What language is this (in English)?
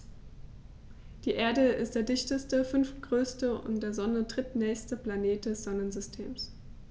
German